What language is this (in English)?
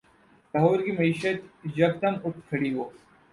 Urdu